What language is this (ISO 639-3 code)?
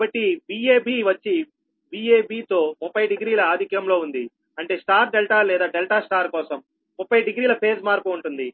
tel